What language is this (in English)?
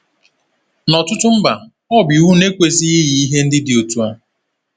Igbo